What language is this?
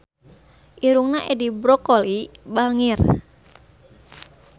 Sundanese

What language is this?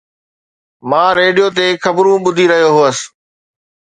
Sindhi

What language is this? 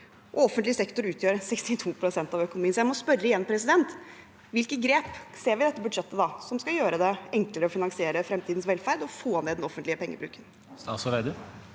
Norwegian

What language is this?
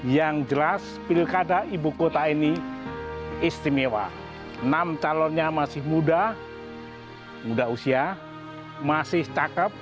Indonesian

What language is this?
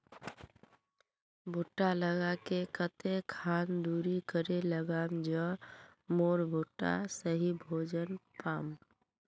Magahi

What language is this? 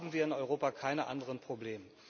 German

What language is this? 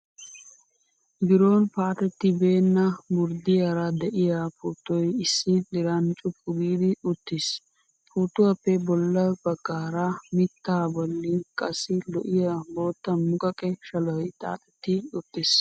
Wolaytta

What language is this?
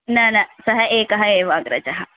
Sanskrit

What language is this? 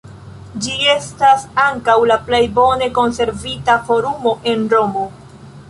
Esperanto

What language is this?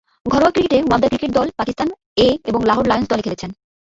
Bangla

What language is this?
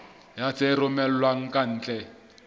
Southern Sotho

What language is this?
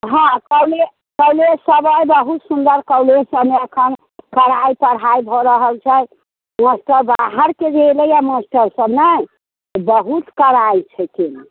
Maithili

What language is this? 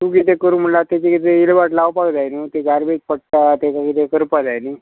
Konkani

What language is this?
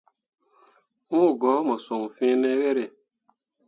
Mundang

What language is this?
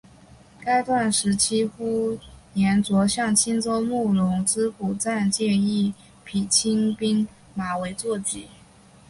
Chinese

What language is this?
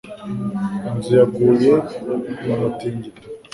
Kinyarwanda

